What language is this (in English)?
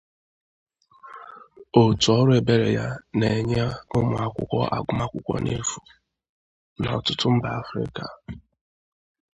Igbo